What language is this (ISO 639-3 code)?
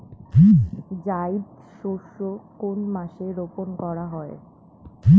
ben